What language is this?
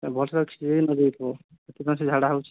Odia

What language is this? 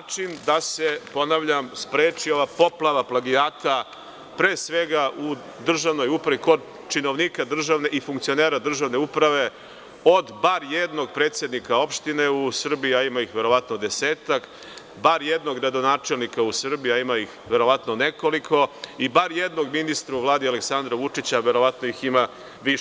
Serbian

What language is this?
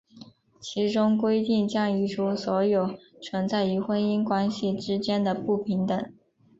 Chinese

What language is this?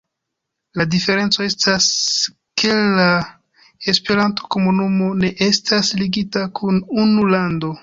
Esperanto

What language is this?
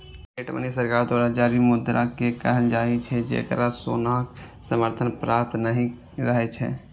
Maithili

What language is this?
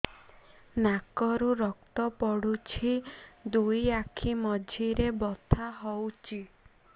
Odia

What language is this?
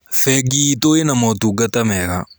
Kikuyu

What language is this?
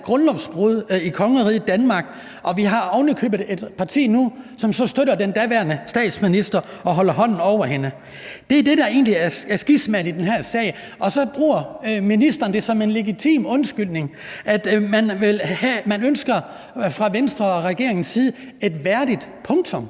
Danish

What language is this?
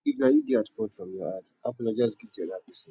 Nigerian Pidgin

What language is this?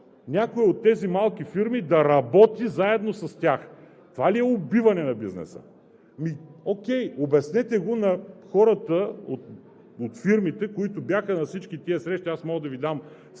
Bulgarian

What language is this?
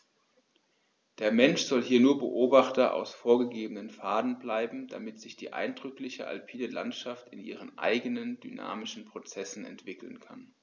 German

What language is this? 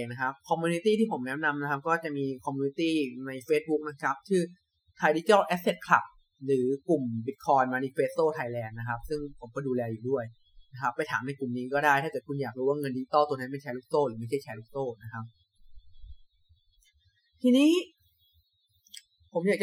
Thai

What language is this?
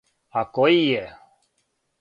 Serbian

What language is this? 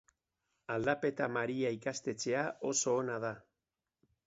Basque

